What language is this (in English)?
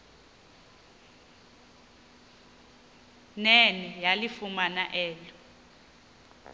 Xhosa